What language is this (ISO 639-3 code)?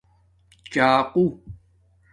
dmk